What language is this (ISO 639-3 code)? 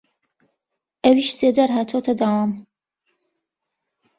ckb